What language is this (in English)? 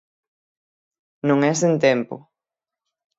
Galician